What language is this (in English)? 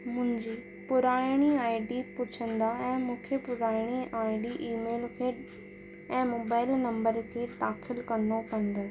Sindhi